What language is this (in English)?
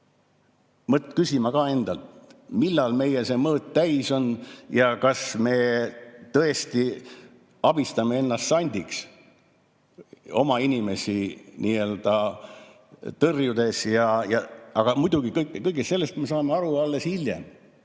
Estonian